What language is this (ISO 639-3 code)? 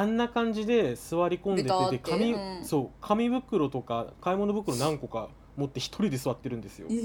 jpn